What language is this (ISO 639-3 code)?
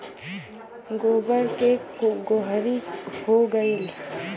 bho